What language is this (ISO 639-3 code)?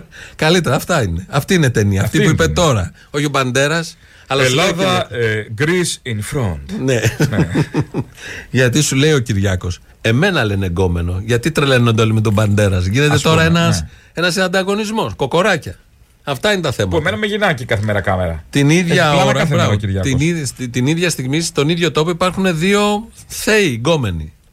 ell